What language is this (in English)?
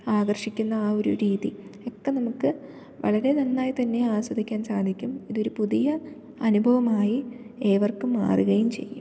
Malayalam